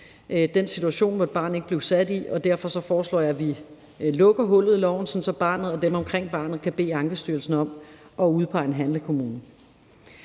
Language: Danish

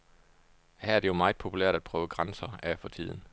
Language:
Danish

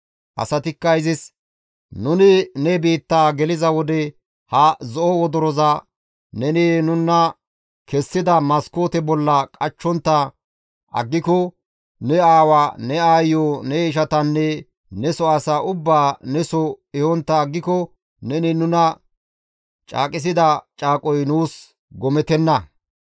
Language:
Gamo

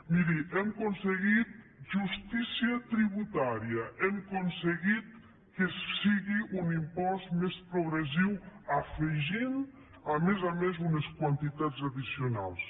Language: Catalan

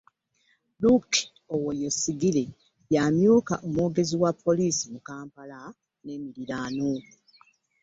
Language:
Ganda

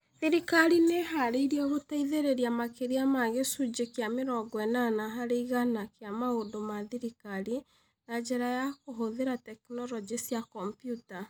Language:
Kikuyu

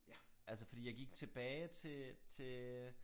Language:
Danish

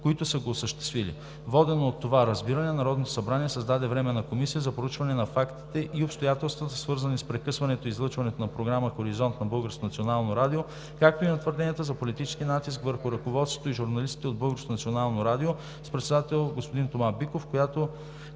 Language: Bulgarian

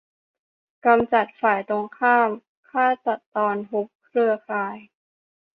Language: Thai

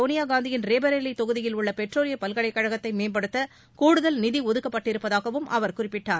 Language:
Tamil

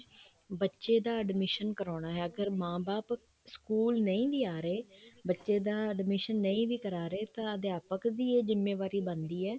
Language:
Punjabi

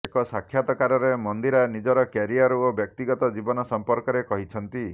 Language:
Odia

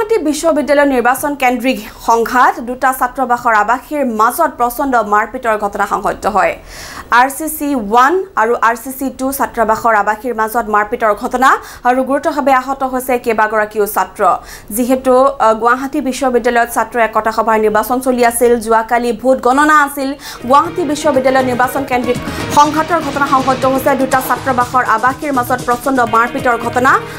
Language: Bangla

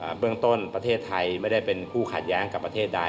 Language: Thai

